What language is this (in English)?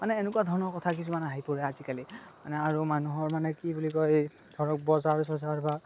Assamese